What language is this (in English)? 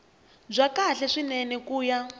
Tsonga